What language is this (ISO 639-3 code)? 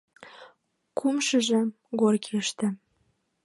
chm